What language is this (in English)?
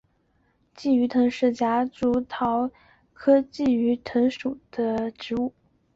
Chinese